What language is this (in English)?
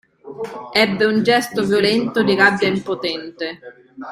Italian